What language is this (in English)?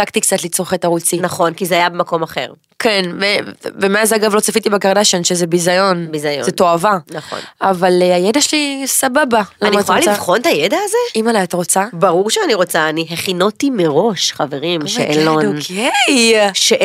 Hebrew